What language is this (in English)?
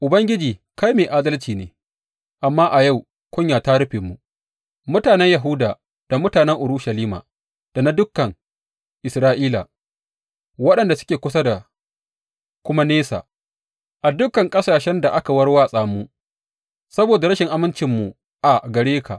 Hausa